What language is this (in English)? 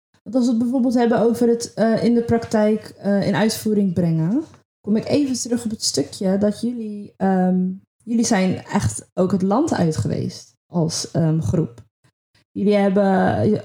Dutch